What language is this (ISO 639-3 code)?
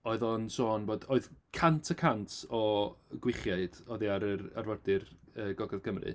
cym